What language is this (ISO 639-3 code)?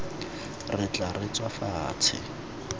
tsn